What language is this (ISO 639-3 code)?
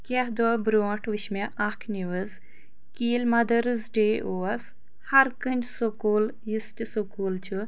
kas